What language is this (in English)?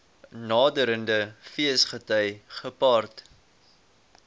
Afrikaans